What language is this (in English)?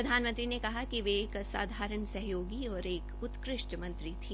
Hindi